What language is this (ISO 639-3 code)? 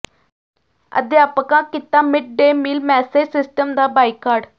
pan